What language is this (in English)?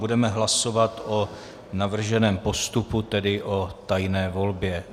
Czech